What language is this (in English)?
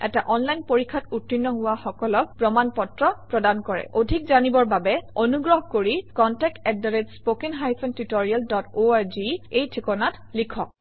Assamese